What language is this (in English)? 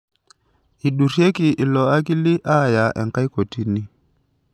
Masai